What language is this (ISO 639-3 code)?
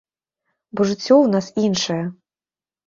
bel